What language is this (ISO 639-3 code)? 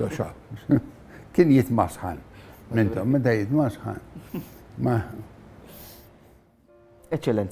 ara